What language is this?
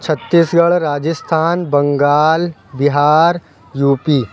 Urdu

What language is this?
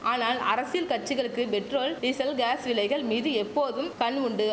Tamil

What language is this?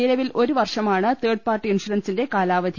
Malayalam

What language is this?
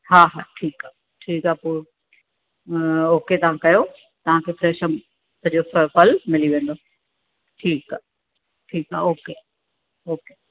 Sindhi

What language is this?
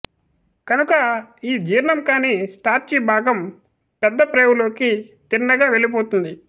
Telugu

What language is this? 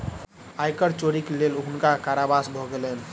Maithili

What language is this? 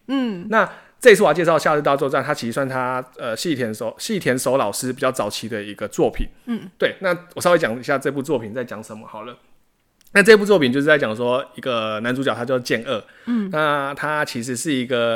Chinese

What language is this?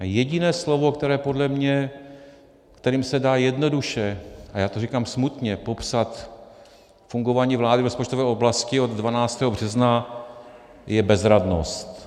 Czech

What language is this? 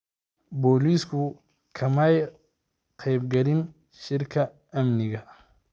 Somali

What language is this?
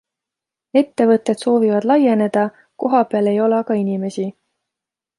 Estonian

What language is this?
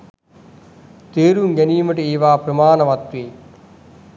Sinhala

